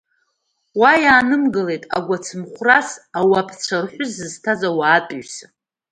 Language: Abkhazian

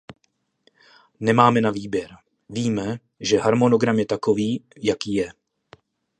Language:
Czech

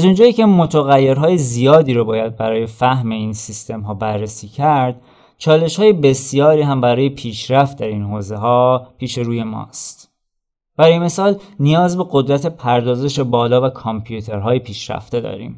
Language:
Persian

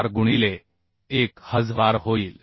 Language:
Marathi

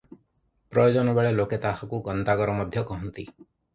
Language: Odia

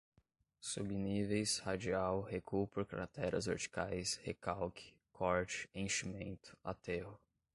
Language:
Portuguese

